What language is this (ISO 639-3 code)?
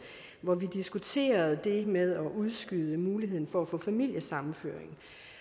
dan